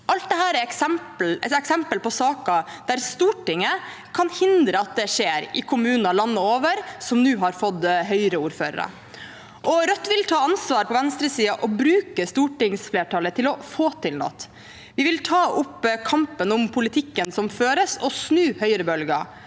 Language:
Norwegian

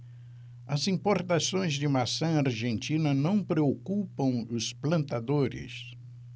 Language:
Portuguese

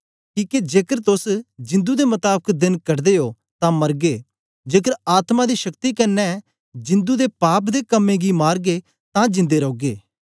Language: Dogri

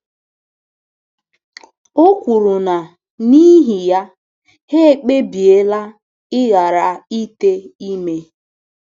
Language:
Igbo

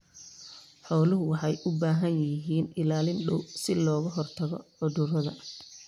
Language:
Somali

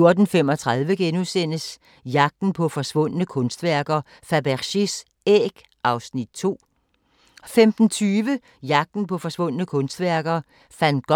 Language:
Danish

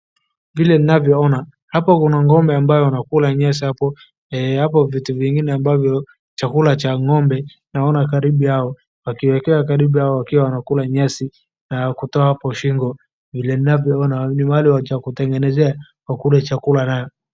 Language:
Swahili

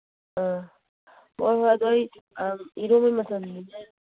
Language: Manipuri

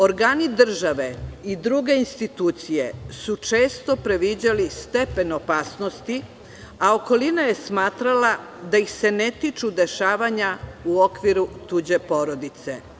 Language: Serbian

